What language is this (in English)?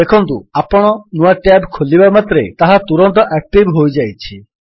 Odia